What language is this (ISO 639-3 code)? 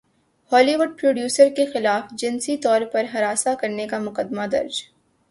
urd